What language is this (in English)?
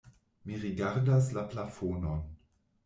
Esperanto